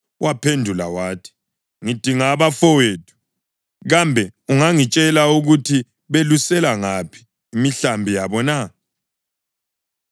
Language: North Ndebele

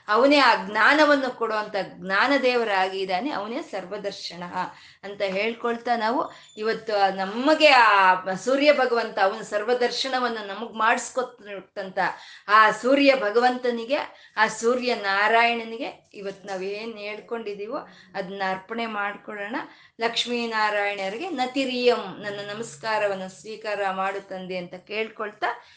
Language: Kannada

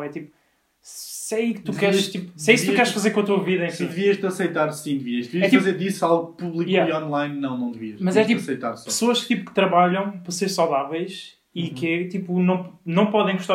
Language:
Portuguese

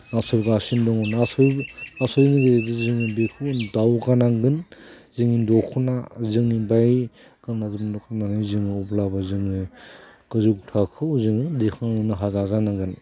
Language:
Bodo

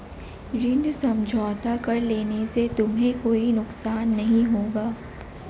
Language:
Hindi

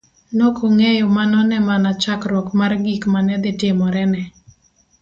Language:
Luo (Kenya and Tanzania)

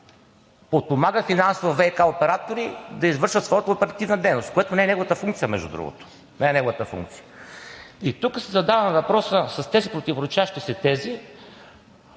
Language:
Bulgarian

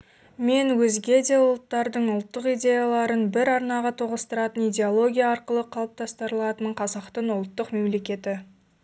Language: Kazakh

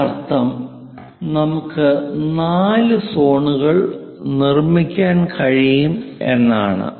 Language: Malayalam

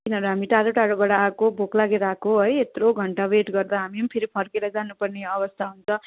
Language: Nepali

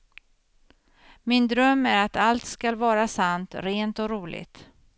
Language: Swedish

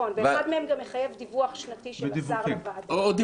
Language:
Hebrew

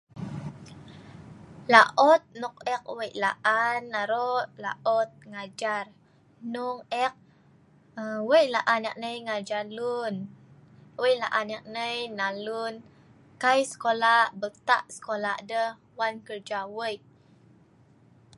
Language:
Sa'ban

